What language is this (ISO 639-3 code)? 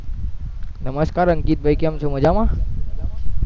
guj